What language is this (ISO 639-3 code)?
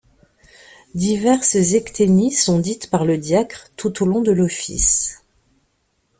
fra